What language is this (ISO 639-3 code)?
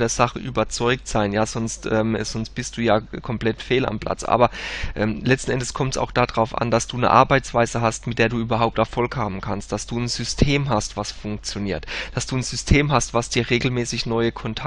deu